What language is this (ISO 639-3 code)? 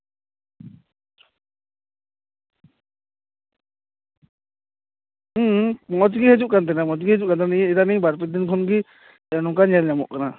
sat